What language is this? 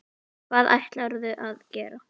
Icelandic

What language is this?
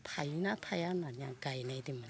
Bodo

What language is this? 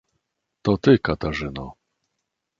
Polish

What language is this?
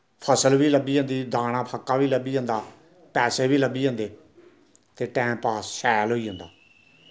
Dogri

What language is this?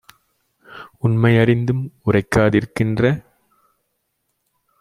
Tamil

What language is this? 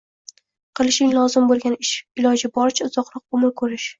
Uzbek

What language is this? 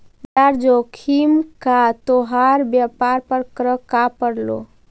Magahi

